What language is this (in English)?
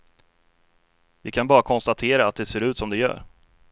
Swedish